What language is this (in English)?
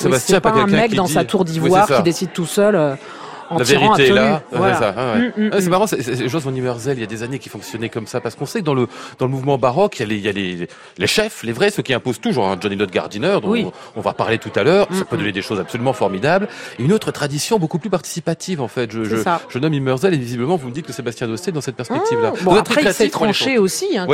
French